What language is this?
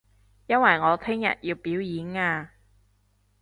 Cantonese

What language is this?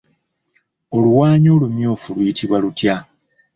Ganda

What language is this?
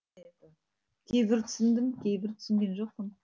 Kazakh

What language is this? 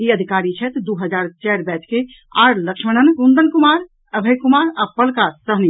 Maithili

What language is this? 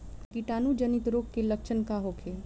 Bhojpuri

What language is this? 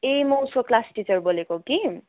Nepali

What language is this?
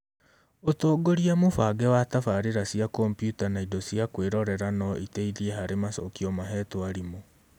Kikuyu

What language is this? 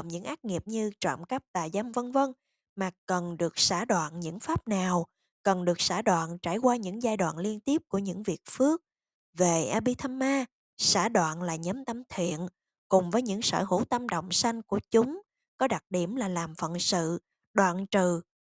Vietnamese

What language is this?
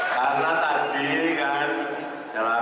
Indonesian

